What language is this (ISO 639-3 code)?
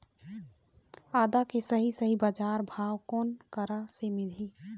hne